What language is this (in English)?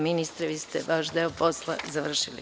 Serbian